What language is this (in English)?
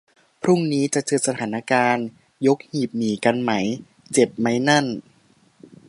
Thai